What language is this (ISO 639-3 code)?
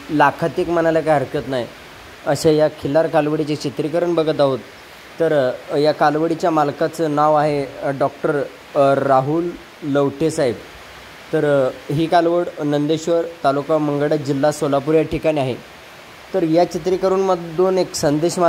hin